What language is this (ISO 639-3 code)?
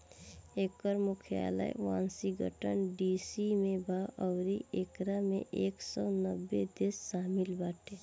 bho